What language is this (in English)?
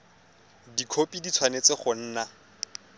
Tswana